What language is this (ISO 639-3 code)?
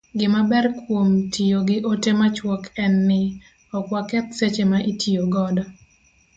luo